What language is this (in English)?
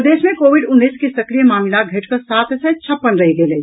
Maithili